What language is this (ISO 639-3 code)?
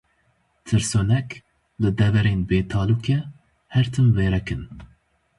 kur